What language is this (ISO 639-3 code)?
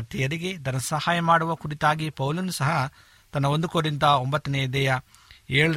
kan